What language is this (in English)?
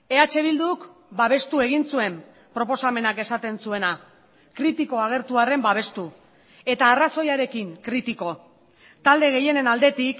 Basque